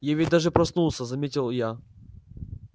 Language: Russian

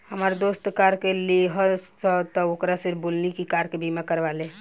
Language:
Bhojpuri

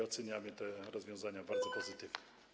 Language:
Polish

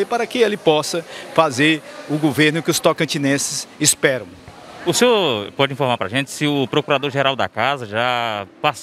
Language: Portuguese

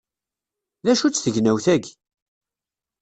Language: Kabyle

